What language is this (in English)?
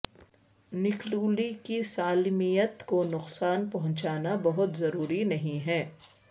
Urdu